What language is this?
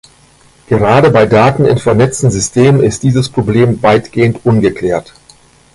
German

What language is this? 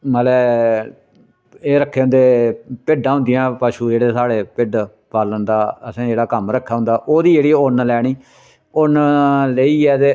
Dogri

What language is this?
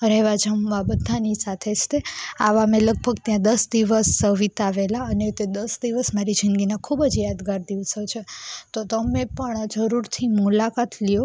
Gujarati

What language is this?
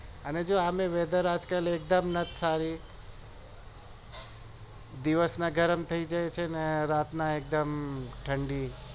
Gujarati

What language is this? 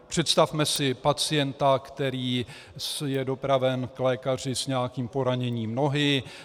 Czech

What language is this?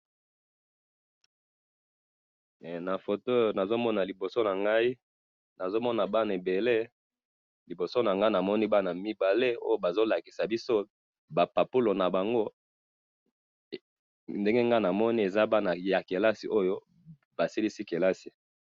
Lingala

